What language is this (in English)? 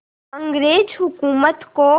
Hindi